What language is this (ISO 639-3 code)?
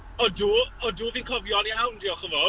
cym